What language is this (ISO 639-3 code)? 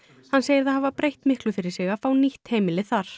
isl